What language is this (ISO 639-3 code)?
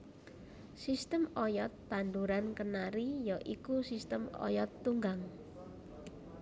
jav